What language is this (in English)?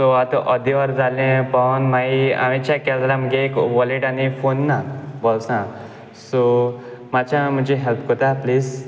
Konkani